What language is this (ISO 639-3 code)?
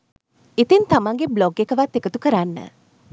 sin